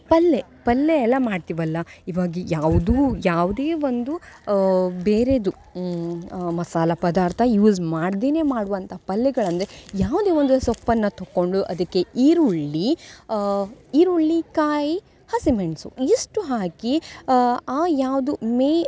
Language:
Kannada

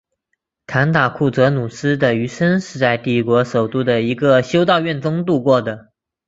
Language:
Chinese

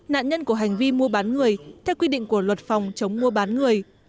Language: Vietnamese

